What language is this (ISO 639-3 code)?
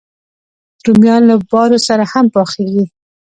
pus